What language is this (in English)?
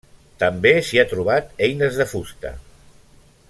Catalan